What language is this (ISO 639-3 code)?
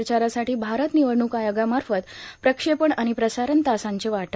mar